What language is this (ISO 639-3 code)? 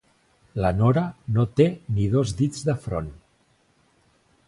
cat